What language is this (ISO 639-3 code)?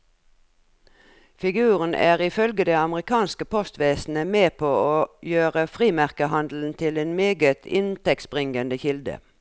nor